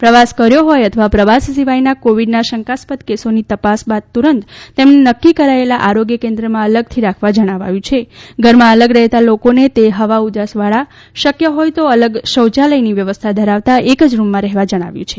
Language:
Gujarati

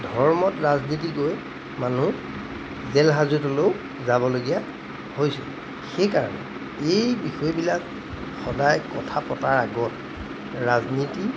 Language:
Assamese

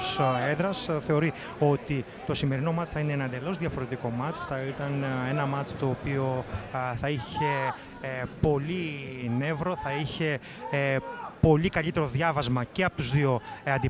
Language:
Greek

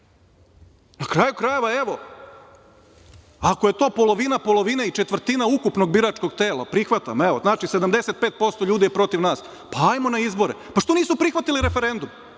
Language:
Serbian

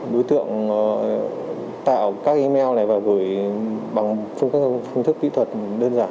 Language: Vietnamese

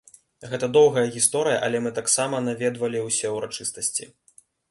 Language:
Belarusian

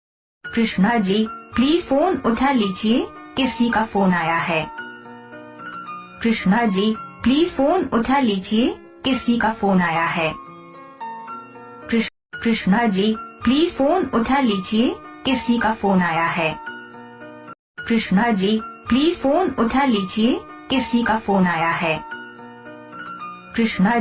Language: Hindi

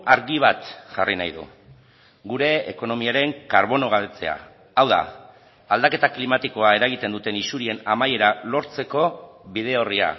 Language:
Basque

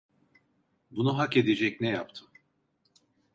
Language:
Turkish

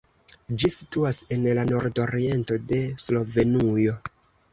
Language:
Esperanto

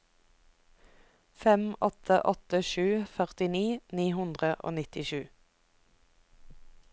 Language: Norwegian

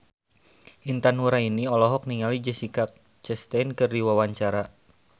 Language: Sundanese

